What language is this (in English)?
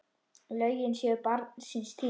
Icelandic